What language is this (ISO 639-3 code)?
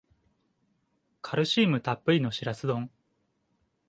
jpn